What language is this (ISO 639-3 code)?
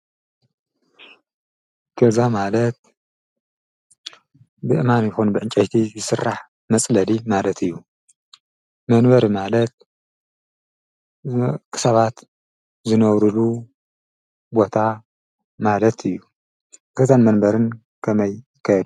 tir